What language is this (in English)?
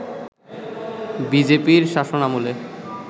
Bangla